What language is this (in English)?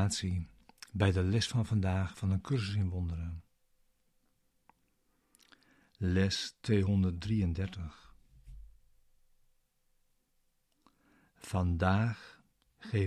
Dutch